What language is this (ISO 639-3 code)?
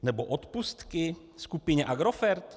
ces